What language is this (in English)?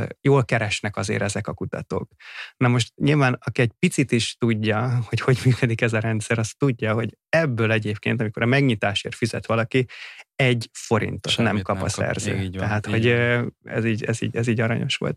Hungarian